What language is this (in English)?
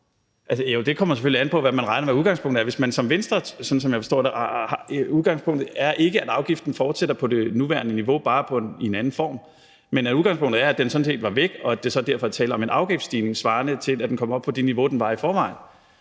Danish